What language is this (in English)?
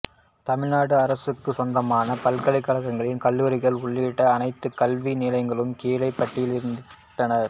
Tamil